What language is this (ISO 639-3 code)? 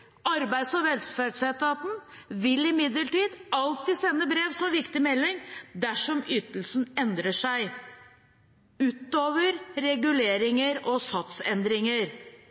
nob